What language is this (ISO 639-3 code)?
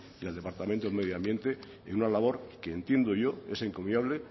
spa